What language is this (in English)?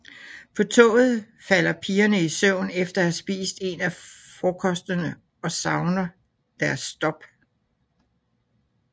Danish